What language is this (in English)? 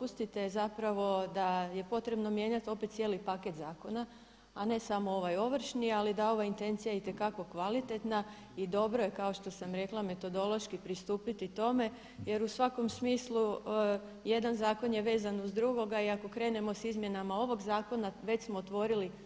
Croatian